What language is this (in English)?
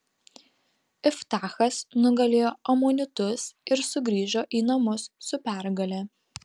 Lithuanian